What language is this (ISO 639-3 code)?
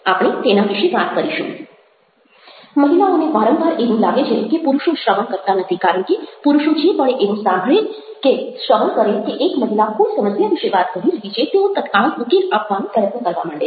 guj